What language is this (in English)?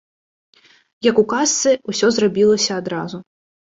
Belarusian